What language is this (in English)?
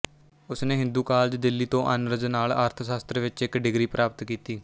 Punjabi